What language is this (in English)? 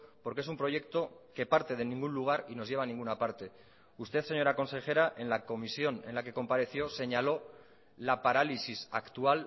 Spanish